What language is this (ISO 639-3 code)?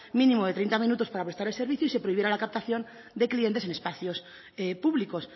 spa